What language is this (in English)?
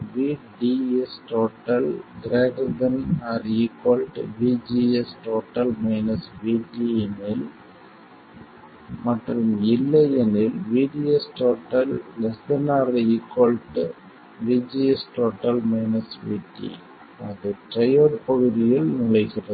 Tamil